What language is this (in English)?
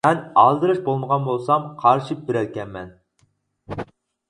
Uyghur